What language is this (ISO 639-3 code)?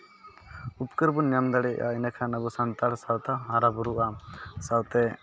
sat